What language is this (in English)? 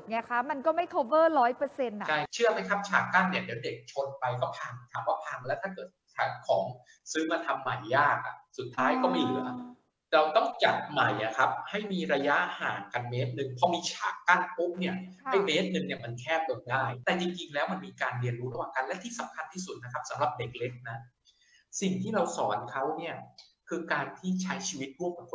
Thai